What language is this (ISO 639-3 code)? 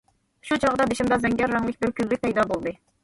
uig